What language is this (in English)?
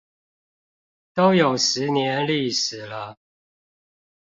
Chinese